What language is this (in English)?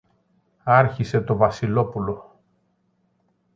Greek